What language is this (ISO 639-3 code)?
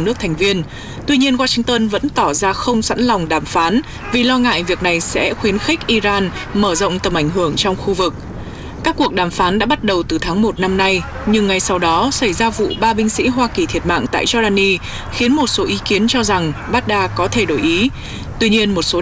vie